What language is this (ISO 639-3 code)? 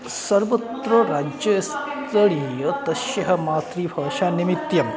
san